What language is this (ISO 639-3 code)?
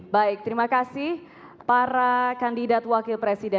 ind